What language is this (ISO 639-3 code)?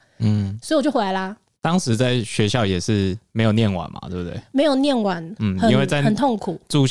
zho